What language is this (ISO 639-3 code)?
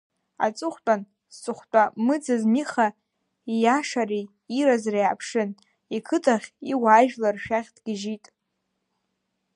abk